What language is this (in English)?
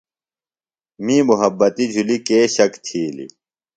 Phalura